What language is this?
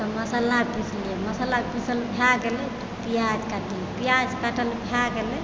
Maithili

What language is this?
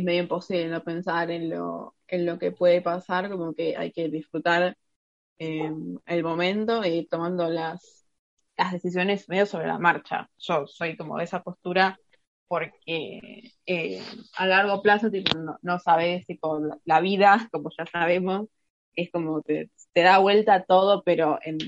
Spanish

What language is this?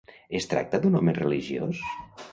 Catalan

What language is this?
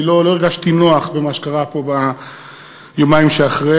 Hebrew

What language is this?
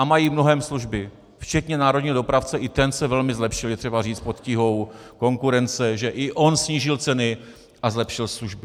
Czech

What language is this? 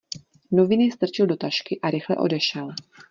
Czech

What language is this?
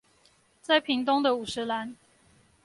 Chinese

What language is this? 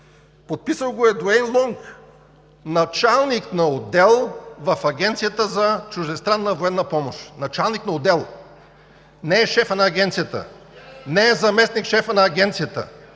Bulgarian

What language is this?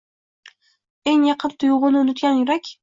Uzbek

